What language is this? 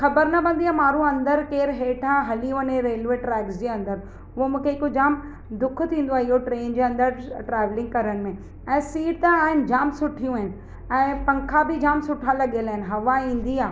Sindhi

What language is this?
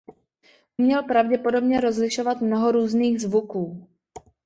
Czech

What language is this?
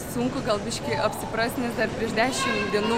Lithuanian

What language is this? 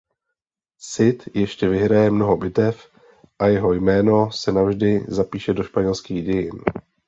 Czech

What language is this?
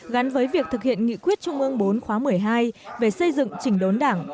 Vietnamese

